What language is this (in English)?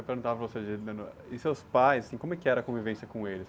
Portuguese